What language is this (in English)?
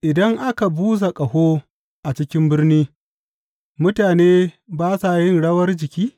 Hausa